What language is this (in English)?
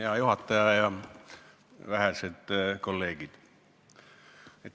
Estonian